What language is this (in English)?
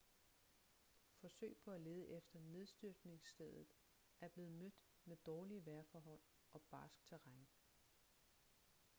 Danish